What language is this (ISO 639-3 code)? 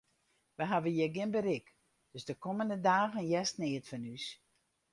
fry